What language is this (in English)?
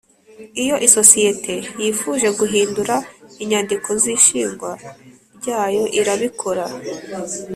Kinyarwanda